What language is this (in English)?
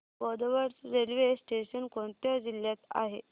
Marathi